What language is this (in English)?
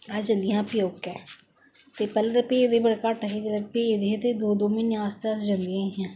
Dogri